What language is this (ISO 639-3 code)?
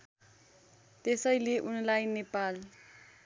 nep